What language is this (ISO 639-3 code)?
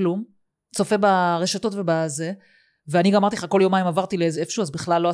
heb